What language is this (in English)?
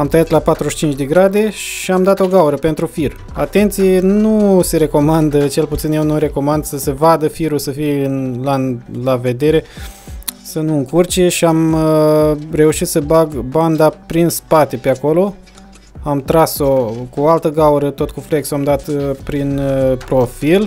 Romanian